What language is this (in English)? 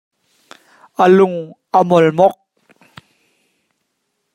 Hakha Chin